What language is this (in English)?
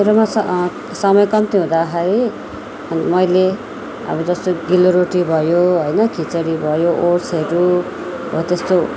Nepali